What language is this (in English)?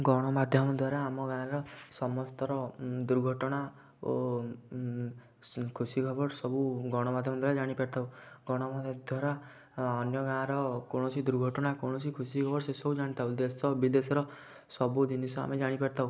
Odia